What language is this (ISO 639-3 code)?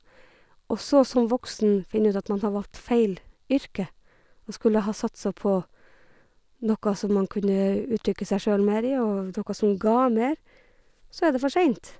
nor